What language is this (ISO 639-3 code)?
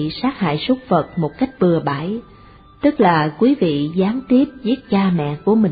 vie